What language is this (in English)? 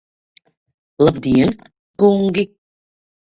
Latvian